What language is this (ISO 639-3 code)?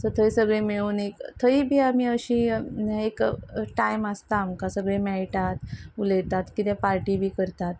kok